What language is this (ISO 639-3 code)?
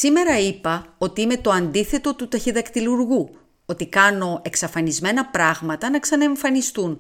ell